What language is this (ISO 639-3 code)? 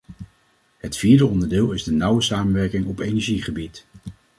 nld